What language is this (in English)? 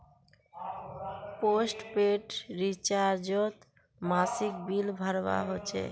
Magahi